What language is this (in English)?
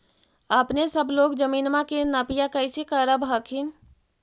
Magahi